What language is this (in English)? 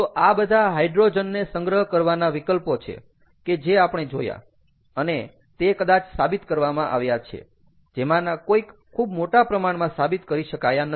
Gujarati